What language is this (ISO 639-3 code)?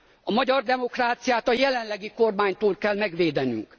hun